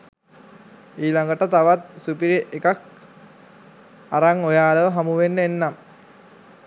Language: Sinhala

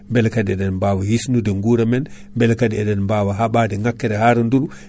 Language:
Fula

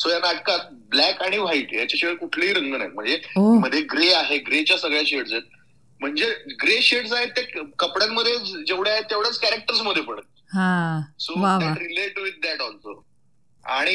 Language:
Marathi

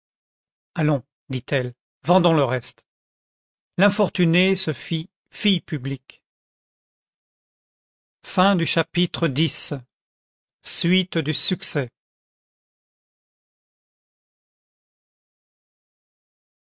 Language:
French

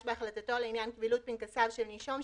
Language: Hebrew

